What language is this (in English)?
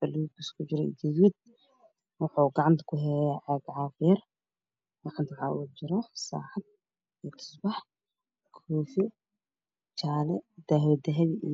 Somali